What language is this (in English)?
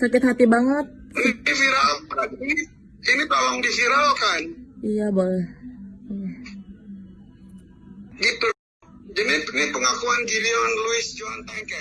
Indonesian